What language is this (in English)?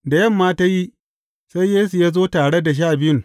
Hausa